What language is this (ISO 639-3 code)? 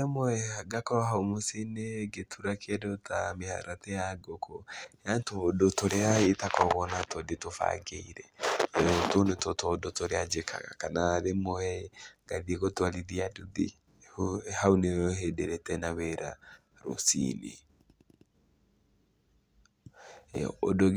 kik